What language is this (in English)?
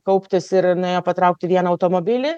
Lithuanian